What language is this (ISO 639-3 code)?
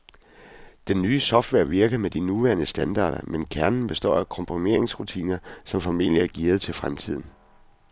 dan